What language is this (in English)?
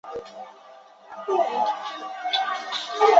Chinese